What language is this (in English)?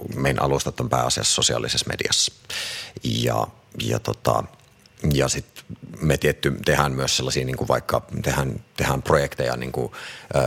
Finnish